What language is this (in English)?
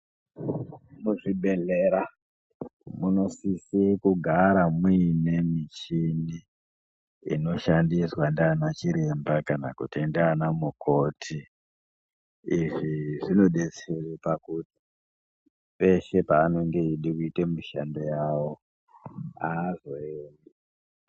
Ndau